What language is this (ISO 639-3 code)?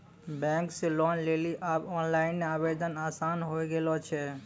mai